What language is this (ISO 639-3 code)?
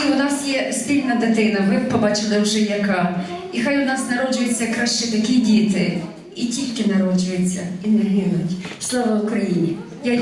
ukr